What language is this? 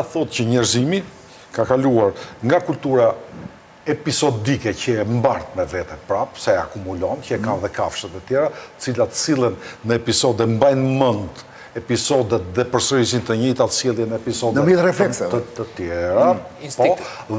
Romanian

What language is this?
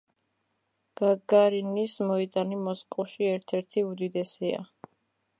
Georgian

